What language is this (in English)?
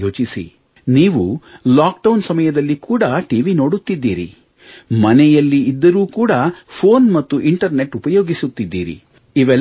Kannada